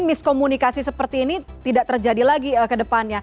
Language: Indonesian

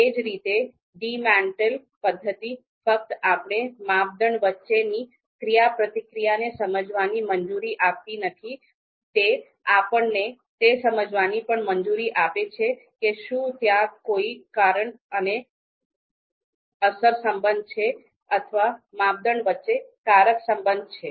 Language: Gujarati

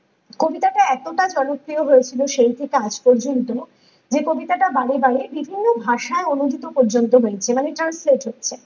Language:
Bangla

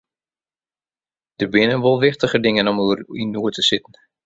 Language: Western Frisian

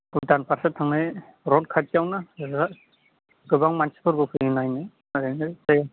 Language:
Bodo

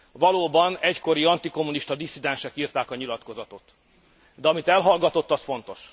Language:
Hungarian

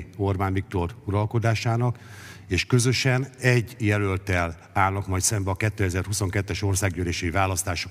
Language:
Hungarian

